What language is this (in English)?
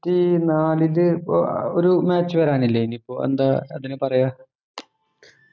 Malayalam